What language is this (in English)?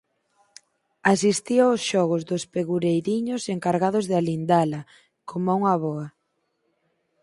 Galician